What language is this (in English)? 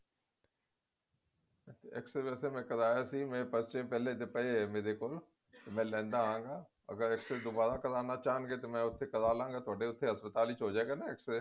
Punjabi